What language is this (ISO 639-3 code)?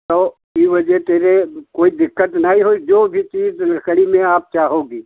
hin